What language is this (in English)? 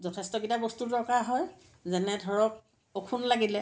Assamese